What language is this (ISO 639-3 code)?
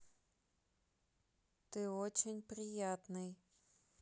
rus